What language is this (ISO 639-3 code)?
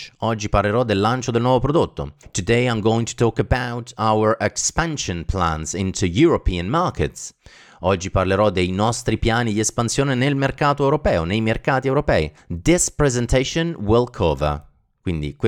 ita